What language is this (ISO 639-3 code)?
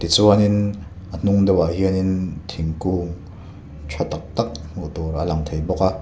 lus